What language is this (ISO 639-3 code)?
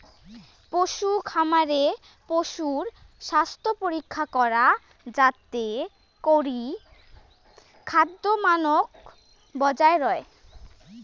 ben